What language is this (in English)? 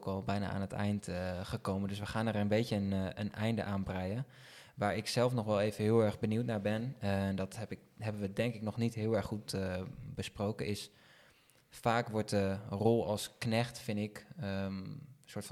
Dutch